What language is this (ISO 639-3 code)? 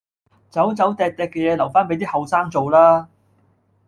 yue